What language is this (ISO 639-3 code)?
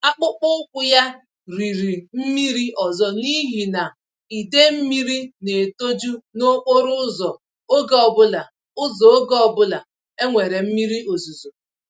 ibo